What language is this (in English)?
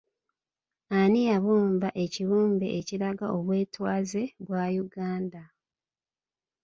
Ganda